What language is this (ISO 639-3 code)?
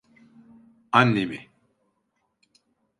tur